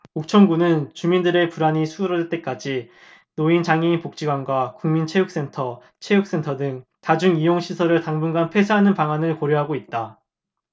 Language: Korean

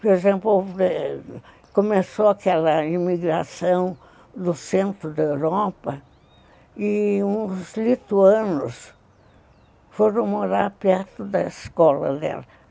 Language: Portuguese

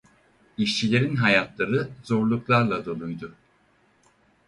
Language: Turkish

